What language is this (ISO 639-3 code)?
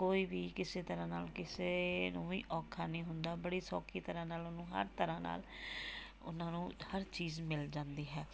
pan